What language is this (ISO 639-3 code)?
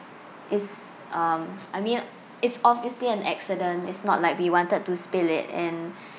eng